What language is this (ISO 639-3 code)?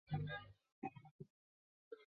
zho